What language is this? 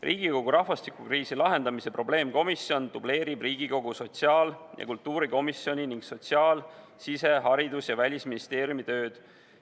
Estonian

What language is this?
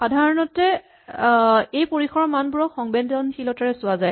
Assamese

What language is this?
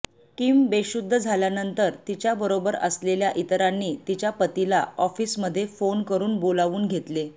Marathi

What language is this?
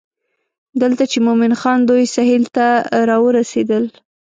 Pashto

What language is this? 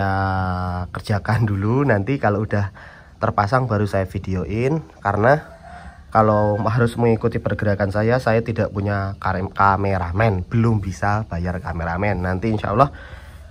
Indonesian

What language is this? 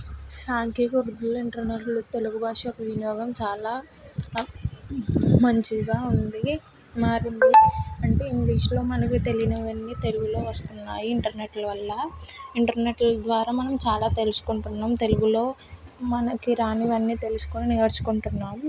Telugu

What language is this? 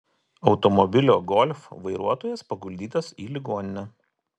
Lithuanian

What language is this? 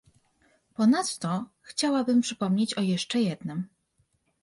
Polish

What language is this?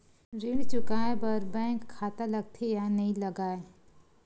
Chhattisgarhi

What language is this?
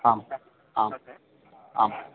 Sanskrit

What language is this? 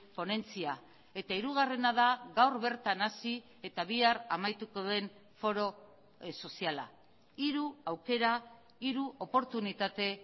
Basque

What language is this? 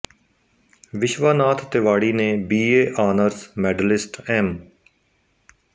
Punjabi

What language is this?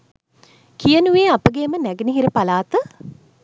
Sinhala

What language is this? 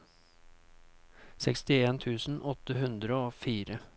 Norwegian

